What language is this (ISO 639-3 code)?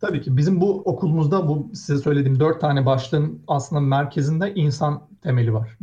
tur